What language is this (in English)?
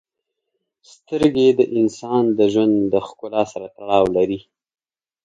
Pashto